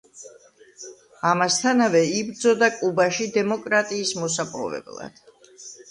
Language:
Georgian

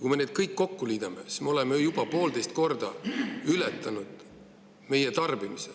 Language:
Estonian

